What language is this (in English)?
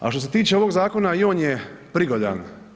Croatian